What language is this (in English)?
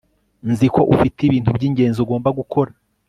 Kinyarwanda